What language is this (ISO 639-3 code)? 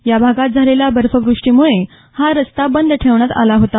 mar